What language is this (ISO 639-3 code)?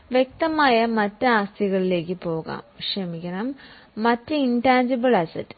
mal